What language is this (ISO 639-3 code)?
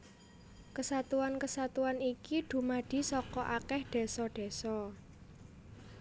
jav